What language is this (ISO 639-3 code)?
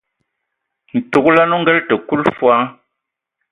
ewo